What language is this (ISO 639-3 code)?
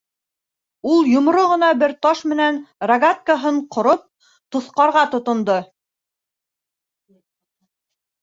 bak